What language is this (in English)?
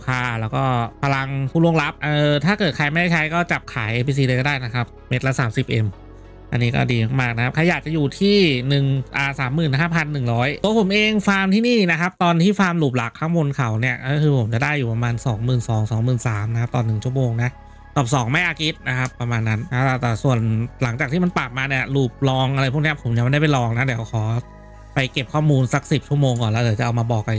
Thai